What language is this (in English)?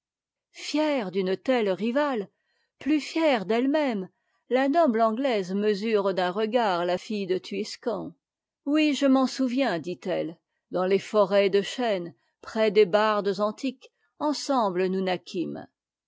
French